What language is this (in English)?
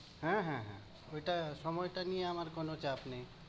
Bangla